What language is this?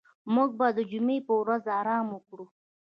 Pashto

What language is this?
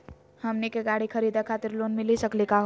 Magahi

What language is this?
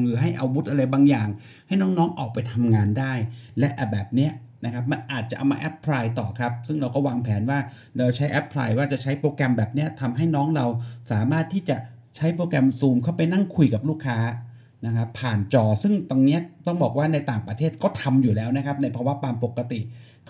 Thai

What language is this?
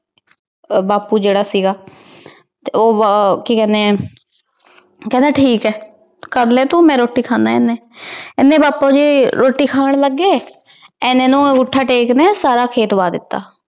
Punjabi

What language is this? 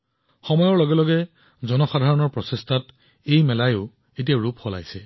Assamese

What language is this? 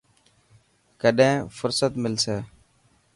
Dhatki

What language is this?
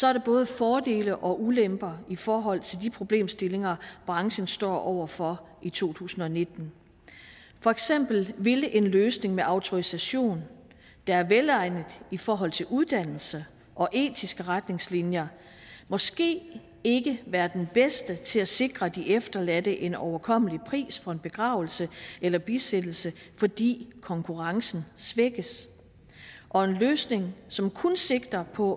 Danish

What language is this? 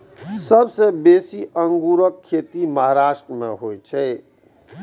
Maithili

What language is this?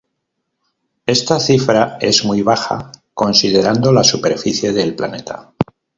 Spanish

